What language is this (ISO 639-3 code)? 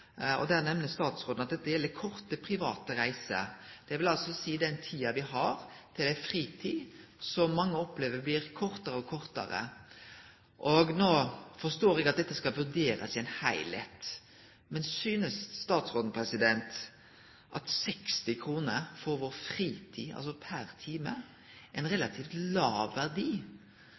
nno